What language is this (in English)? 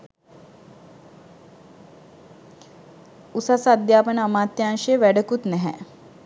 Sinhala